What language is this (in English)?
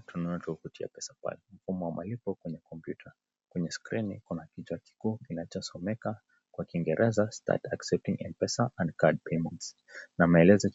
Swahili